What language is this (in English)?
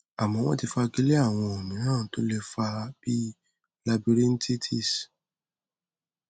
Yoruba